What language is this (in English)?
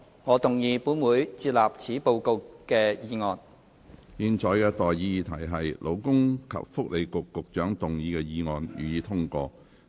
Cantonese